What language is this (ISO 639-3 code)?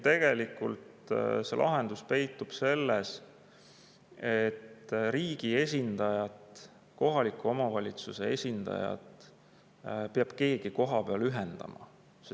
est